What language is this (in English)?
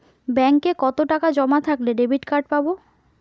Bangla